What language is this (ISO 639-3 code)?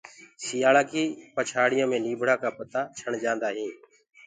ggg